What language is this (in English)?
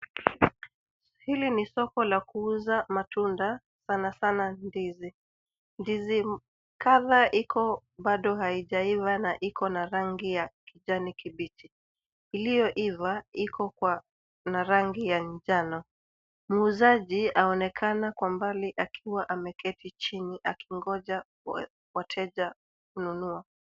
Swahili